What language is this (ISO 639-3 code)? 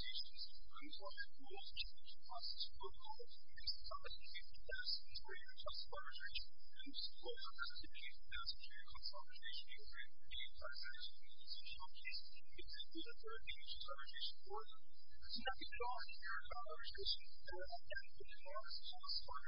eng